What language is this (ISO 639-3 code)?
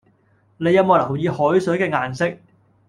yue